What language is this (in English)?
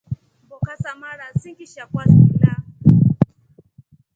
Rombo